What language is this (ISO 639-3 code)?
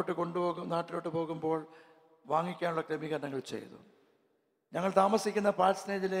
mal